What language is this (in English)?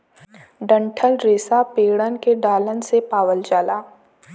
Bhojpuri